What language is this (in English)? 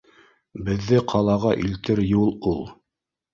Bashkir